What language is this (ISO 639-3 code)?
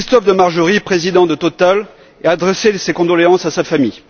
fra